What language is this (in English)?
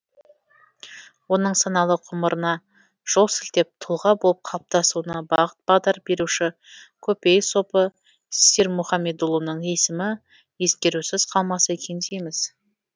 Kazakh